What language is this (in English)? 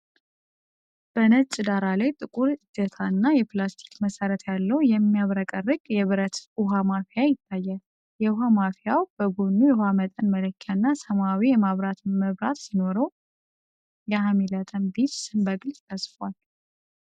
Amharic